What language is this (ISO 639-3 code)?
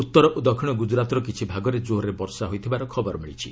ori